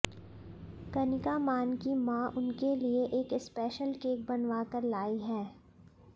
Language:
Hindi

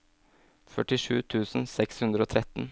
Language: Norwegian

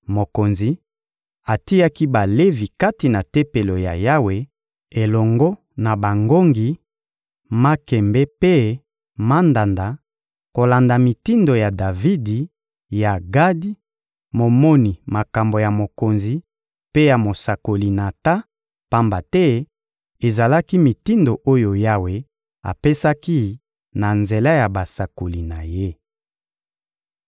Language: Lingala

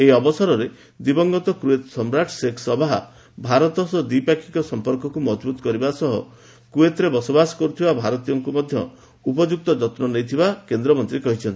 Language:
Odia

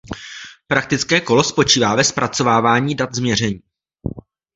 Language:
Czech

